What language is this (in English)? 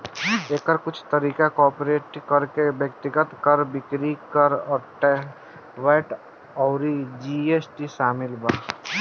Bhojpuri